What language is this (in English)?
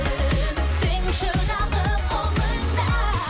Kazakh